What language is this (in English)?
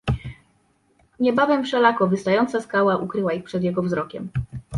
Polish